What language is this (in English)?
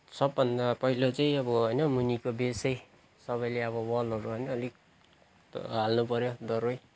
Nepali